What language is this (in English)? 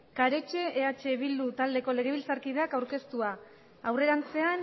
Basque